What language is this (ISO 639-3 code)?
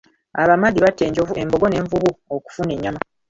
lug